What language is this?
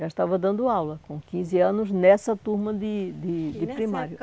Portuguese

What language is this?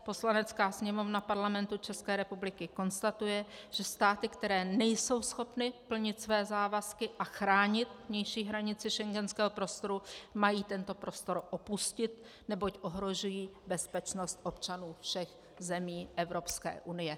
Czech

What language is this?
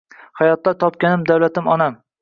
Uzbek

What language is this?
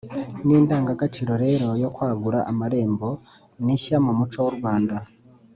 Kinyarwanda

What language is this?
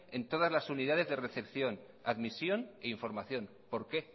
Spanish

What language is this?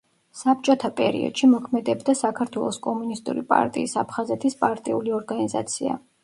Georgian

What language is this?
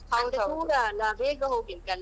Kannada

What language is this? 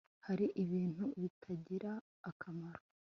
Kinyarwanda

